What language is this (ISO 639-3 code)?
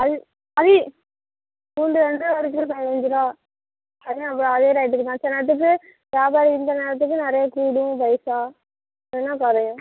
tam